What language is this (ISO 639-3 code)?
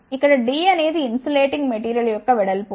tel